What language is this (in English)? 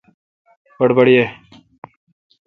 Kalkoti